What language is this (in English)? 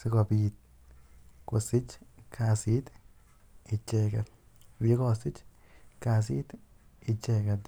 Kalenjin